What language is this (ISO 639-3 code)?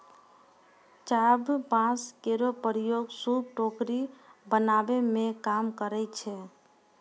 mai